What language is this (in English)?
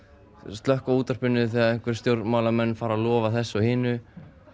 Icelandic